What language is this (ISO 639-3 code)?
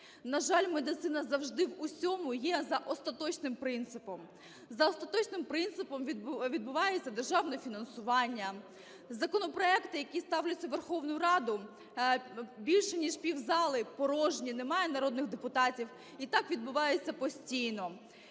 ukr